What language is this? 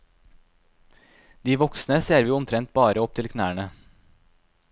Norwegian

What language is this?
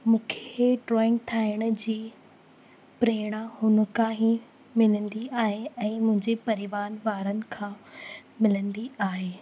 Sindhi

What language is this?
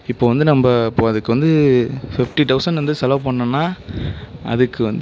Tamil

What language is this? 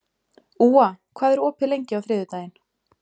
Icelandic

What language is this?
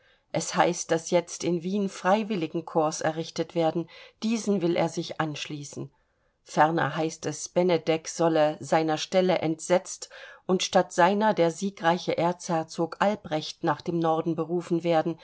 German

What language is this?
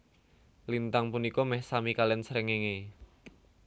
Javanese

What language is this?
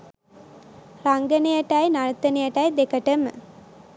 Sinhala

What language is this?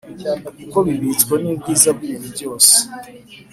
Kinyarwanda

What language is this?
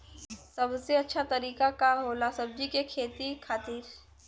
Bhojpuri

